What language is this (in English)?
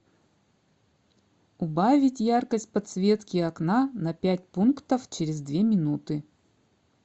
Russian